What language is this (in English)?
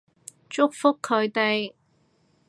Cantonese